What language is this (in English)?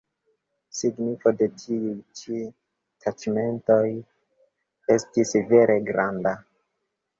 Esperanto